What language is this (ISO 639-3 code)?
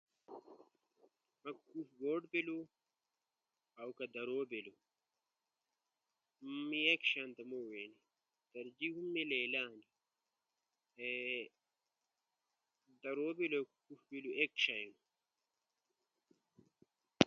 ush